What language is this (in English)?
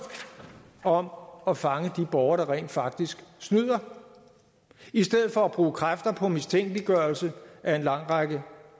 Danish